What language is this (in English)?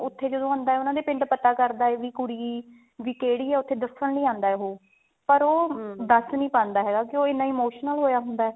Punjabi